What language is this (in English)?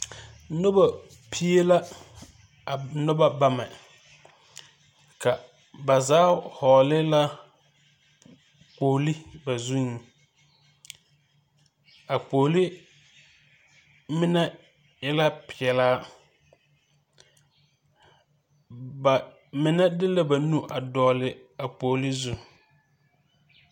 Southern Dagaare